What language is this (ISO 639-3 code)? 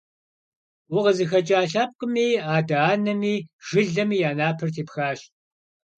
kbd